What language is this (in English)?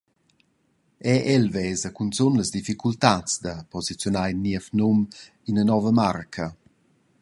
Romansh